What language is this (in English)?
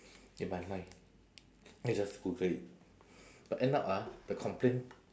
English